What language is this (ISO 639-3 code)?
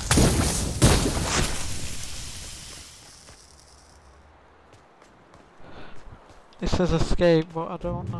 eng